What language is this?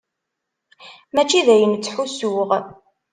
Kabyle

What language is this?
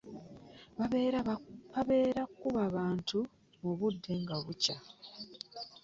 Ganda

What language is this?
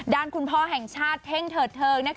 Thai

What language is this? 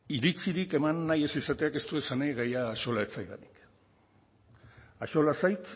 Basque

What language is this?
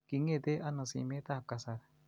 Kalenjin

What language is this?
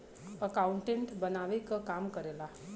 Bhojpuri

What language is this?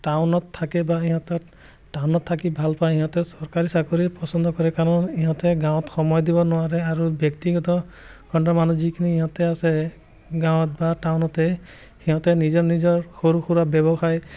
Assamese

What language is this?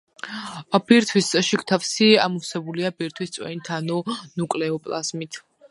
Georgian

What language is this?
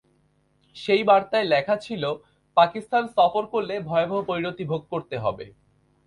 Bangla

